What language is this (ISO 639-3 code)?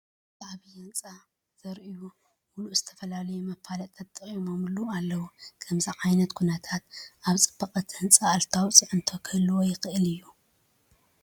tir